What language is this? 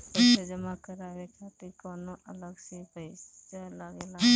Bhojpuri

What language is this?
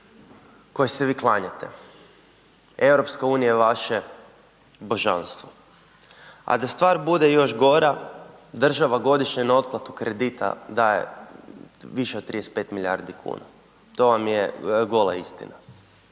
Croatian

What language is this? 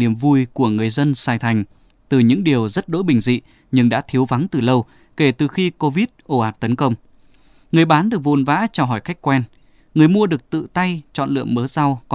Vietnamese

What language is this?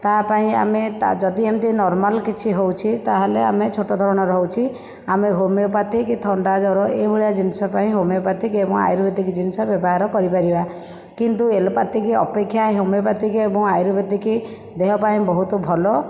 Odia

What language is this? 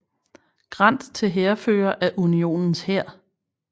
Danish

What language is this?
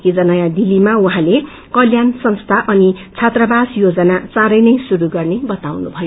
Nepali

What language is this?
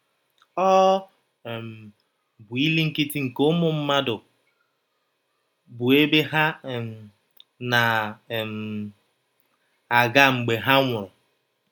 Igbo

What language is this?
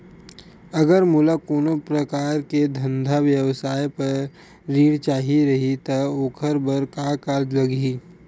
Chhattisgarhi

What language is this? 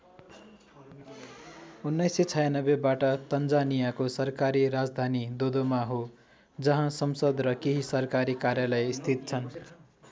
Nepali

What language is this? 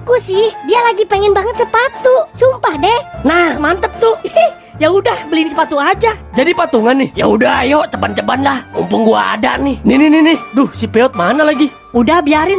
Indonesian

